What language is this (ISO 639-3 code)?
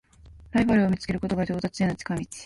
jpn